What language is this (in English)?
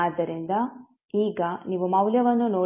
Kannada